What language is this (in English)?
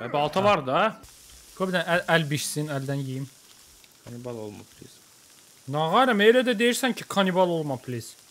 Turkish